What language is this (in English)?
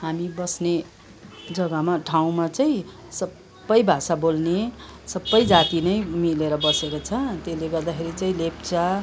Nepali